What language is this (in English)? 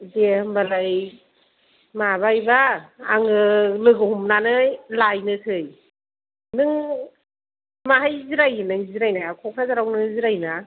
Bodo